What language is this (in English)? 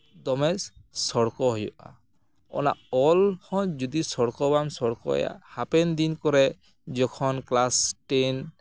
Santali